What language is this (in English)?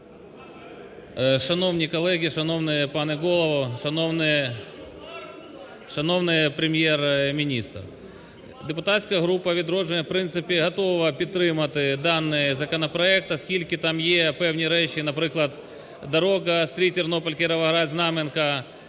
Ukrainian